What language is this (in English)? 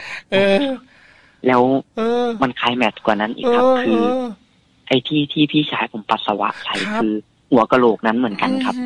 Thai